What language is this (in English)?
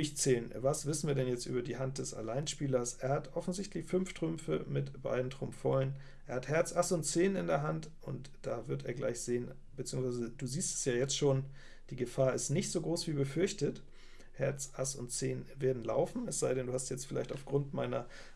German